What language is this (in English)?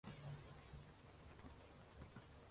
Uzbek